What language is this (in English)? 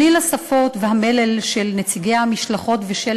Hebrew